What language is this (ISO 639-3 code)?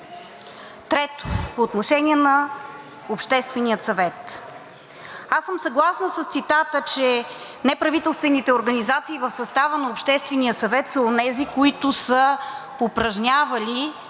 bul